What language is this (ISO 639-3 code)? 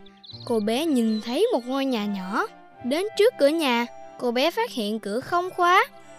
vie